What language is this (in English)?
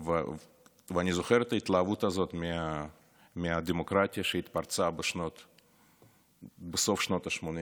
Hebrew